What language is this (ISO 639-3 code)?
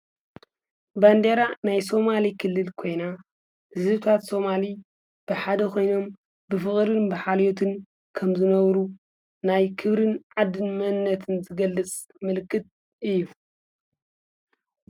tir